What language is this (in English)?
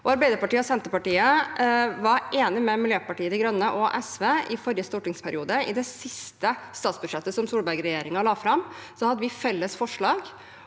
Norwegian